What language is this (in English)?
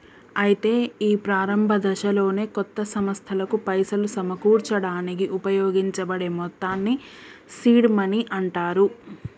Telugu